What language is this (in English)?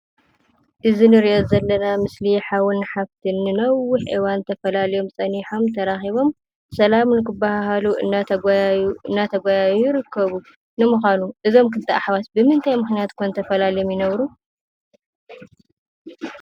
Tigrinya